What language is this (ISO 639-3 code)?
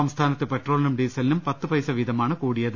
mal